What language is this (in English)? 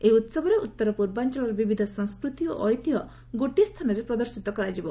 Odia